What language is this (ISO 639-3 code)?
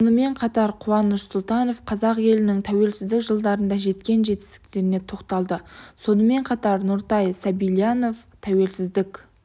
kaz